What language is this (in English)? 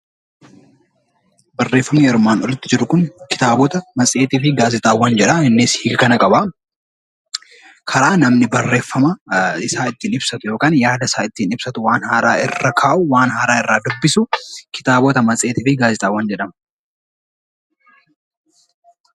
Oromo